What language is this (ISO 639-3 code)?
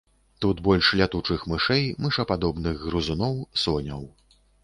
bel